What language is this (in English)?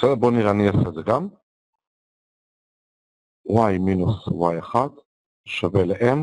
Hebrew